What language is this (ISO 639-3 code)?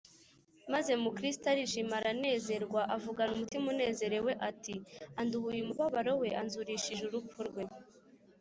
kin